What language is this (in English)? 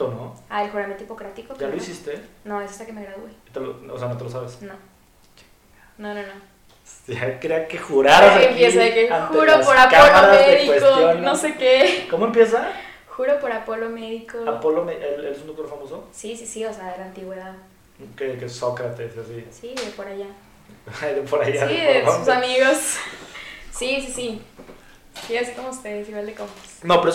Spanish